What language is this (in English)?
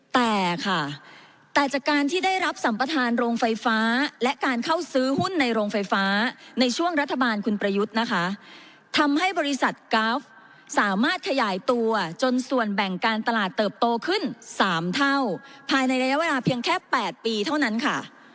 Thai